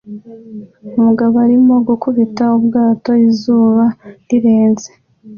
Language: Kinyarwanda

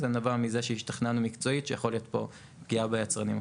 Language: Hebrew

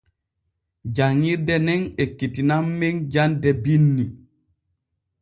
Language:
Borgu Fulfulde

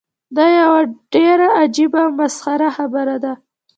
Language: Pashto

